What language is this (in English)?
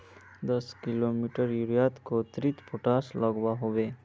Magahi